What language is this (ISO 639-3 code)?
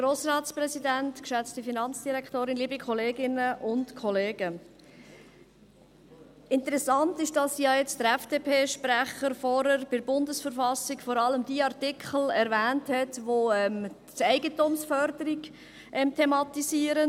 gsw